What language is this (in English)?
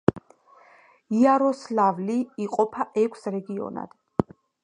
Georgian